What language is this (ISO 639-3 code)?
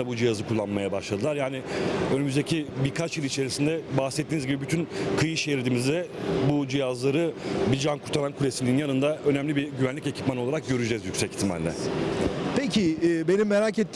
tur